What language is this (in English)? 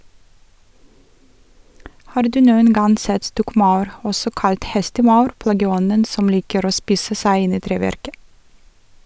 Norwegian